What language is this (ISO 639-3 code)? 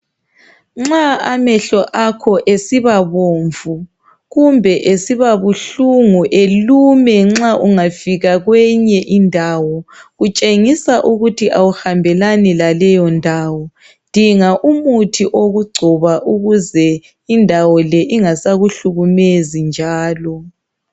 nde